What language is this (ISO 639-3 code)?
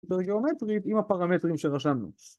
heb